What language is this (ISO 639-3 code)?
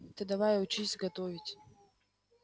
rus